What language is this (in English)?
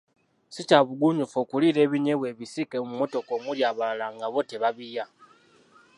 Ganda